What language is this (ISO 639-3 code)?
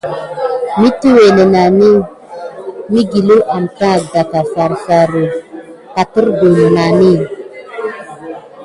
gid